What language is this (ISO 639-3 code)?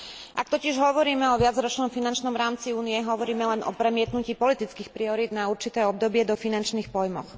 slk